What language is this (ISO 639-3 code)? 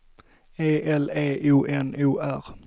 swe